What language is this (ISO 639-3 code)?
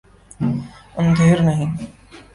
urd